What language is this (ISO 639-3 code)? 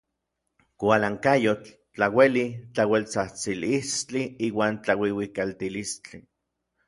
nlv